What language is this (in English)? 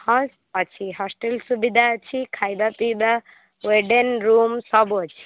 Odia